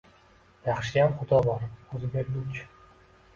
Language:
Uzbek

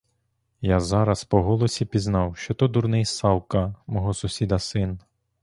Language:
Ukrainian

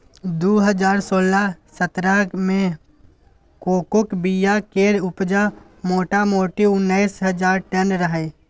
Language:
Maithili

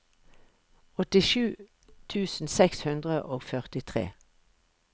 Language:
Norwegian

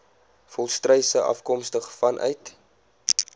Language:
Afrikaans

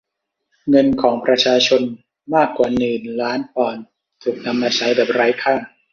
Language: Thai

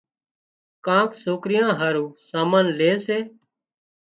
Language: Wadiyara Koli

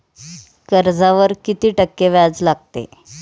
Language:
Marathi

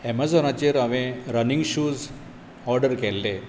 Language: Konkani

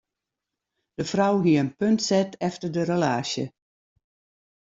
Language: Western Frisian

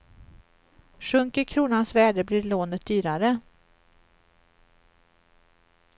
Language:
Swedish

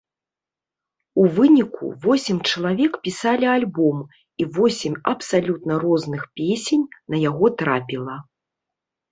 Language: Belarusian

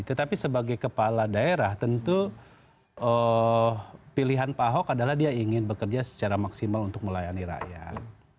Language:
Indonesian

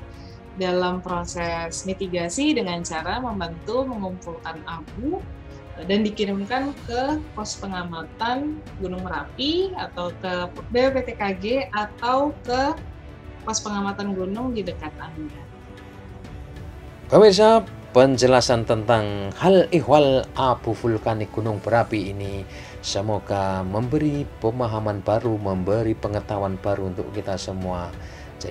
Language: Indonesian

